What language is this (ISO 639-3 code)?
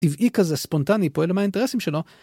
heb